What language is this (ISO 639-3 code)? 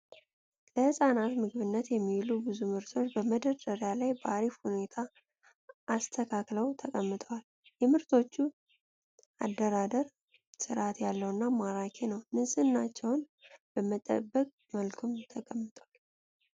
amh